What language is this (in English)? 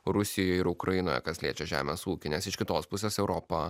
Lithuanian